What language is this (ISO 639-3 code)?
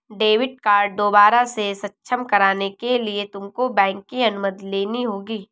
hin